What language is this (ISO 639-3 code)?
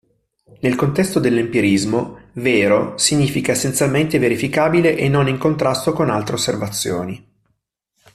ita